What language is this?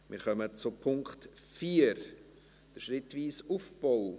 Swiss German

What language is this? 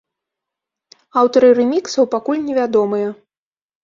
Belarusian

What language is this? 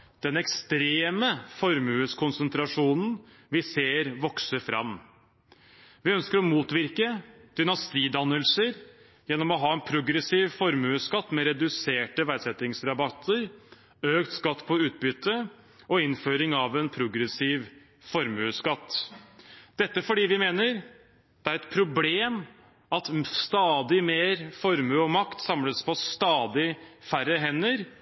Norwegian Bokmål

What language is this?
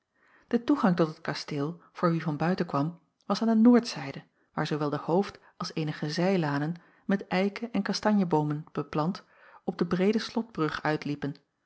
Dutch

